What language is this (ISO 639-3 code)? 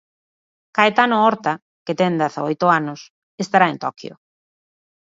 glg